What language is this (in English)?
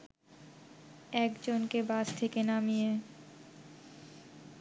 Bangla